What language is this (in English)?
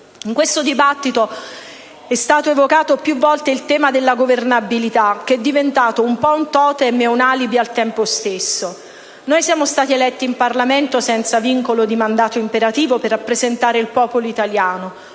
Italian